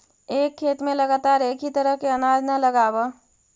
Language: Magahi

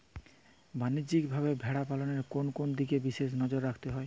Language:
Bangla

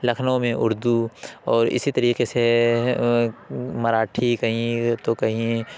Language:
Urdu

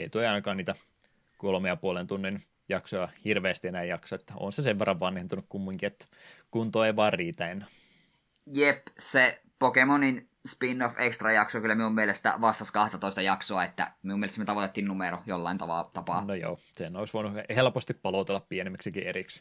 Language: Finnish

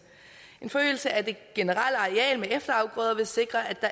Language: Danish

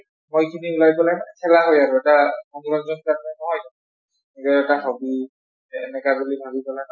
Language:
Assamese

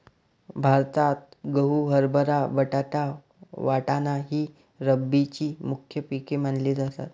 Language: Marathi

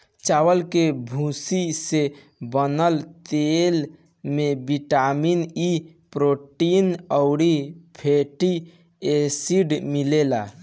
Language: Bhojpuri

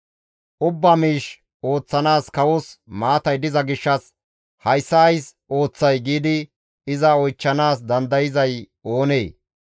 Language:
Gamo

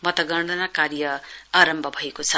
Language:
Nepali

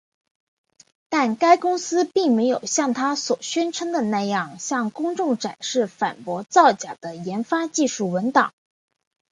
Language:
Chinese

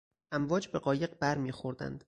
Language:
Persian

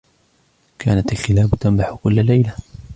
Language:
Arabic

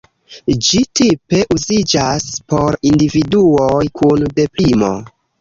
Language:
Esperanto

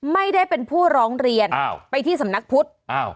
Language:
Thai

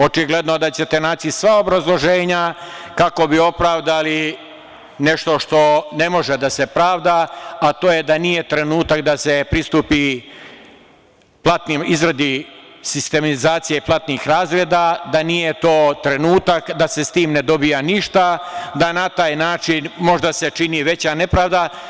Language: Serbian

